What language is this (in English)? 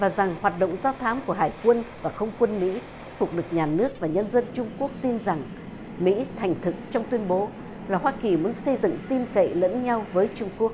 Vietnamese